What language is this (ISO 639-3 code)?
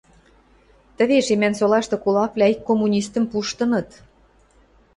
mrj